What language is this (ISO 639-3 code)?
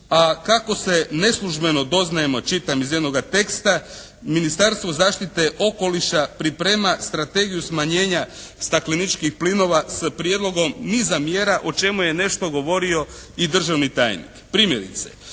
hrv